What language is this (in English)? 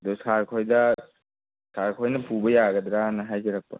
Manipuri